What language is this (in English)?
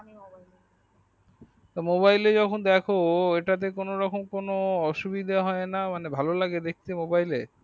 Bangla